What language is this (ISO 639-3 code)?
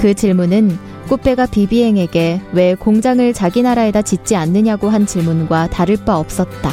kor